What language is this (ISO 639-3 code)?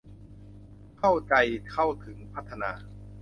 tha